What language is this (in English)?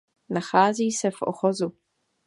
Czech